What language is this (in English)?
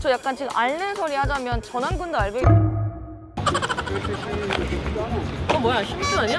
Korean